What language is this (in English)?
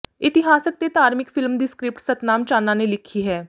Punjabi